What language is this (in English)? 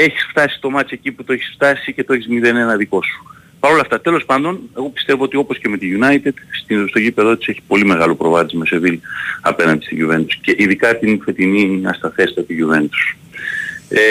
Greek